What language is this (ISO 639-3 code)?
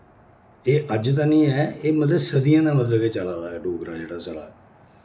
doi